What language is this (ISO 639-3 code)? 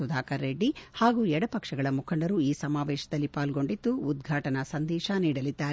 kan